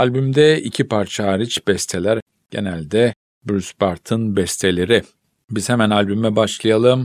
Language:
Turkish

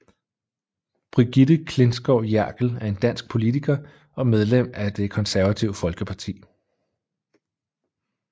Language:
Danish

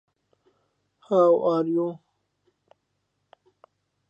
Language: Central Kurdish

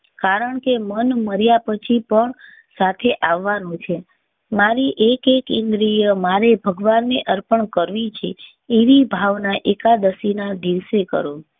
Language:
Gujarati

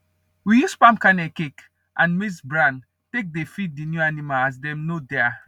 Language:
Nigerian Pidgin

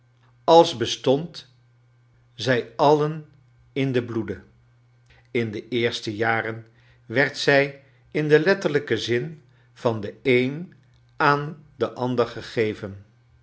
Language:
Dutch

